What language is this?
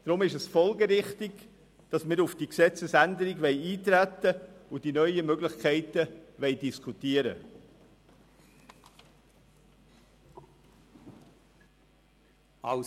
Swiss German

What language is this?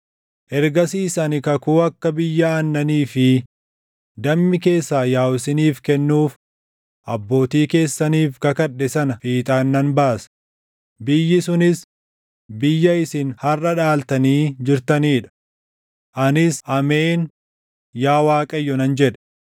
Oromo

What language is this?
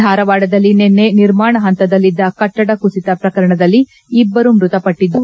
Kannada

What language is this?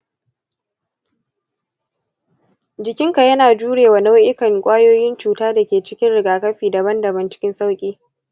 Hausa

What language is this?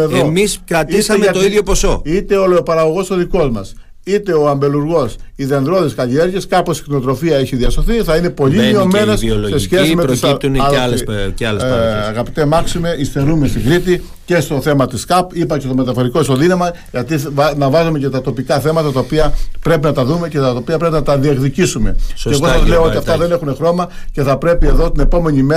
Greek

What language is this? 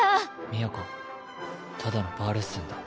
Japanese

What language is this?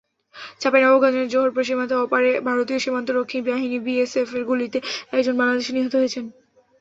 Bangla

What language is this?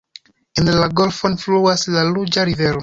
Esperanto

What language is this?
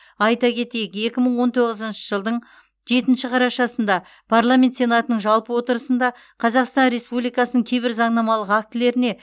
Kazakh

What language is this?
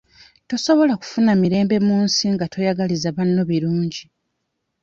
Ganda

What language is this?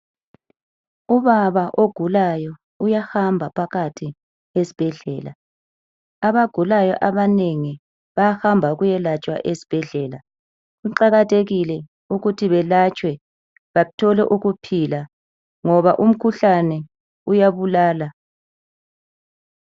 North Ndebele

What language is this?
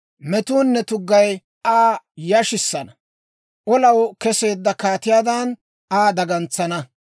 Dawro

